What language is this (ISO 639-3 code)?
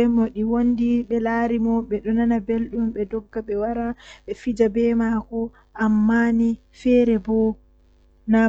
fuh